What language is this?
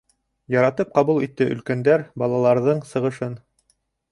Bashkir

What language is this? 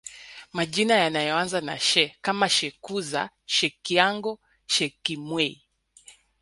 Swahili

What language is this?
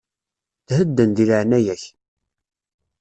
Kabyle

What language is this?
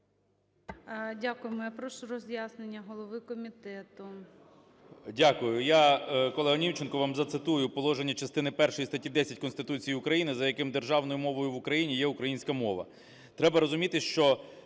Ukrainian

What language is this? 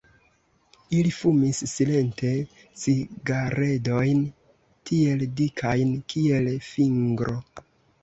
Esperanto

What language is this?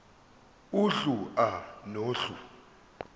Zulu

